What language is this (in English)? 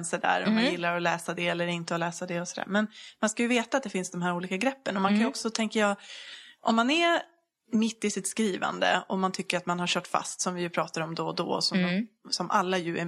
Swedish